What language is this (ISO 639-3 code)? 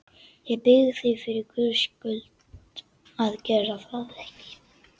isl